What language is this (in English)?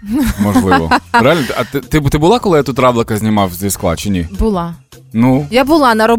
Ukrainian